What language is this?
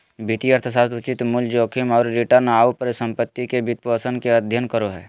Magahi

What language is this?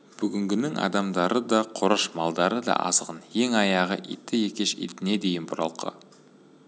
Kazakh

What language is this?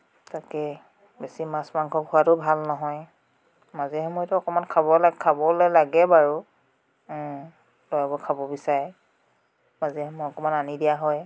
Assamese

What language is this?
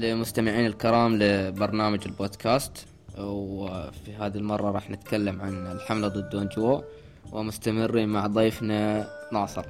Arabic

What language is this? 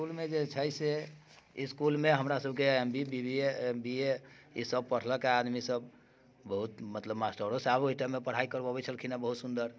Maithili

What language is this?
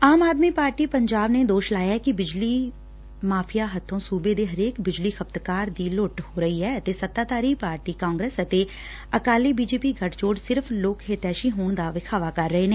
Punjabi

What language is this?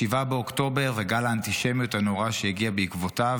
Hebrew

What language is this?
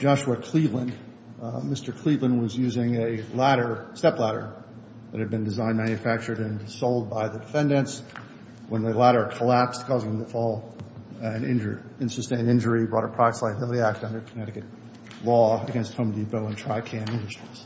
English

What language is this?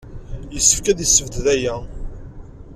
Kabyle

